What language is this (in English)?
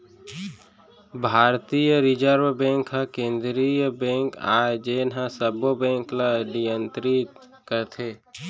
Chhattisgarhi